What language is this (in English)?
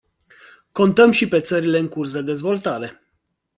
Romanian